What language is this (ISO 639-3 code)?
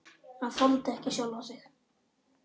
isl